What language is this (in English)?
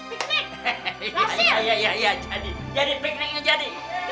Indonesian